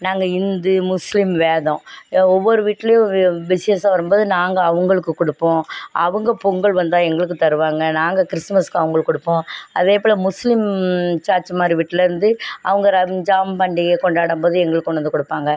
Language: Tamil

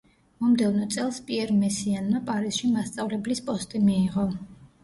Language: Georgian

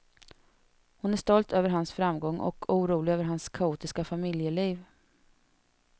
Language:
Swedish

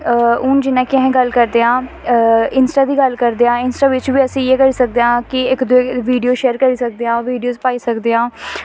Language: Dogri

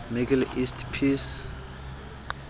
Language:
Southern Sotho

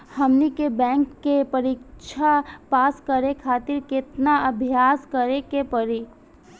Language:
Bhojpuri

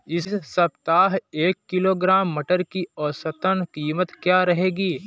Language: Hindi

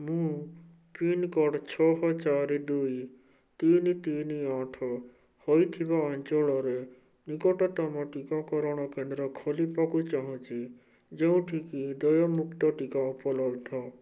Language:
Odia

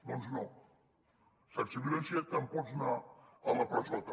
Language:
Catalan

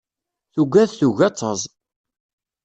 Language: Kabyle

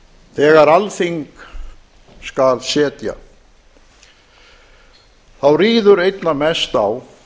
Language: Icelandic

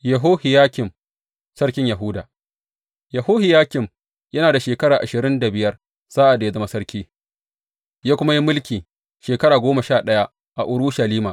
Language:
Hausa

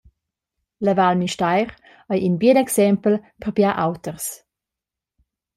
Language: Romansh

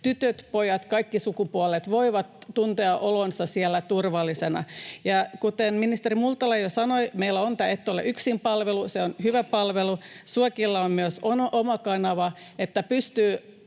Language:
Finnish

